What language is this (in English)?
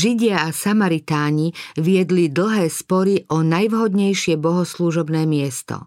Slovak